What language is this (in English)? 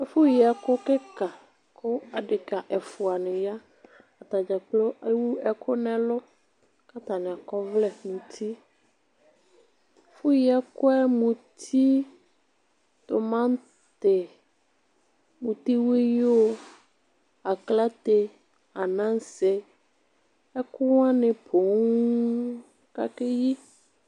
Ikposo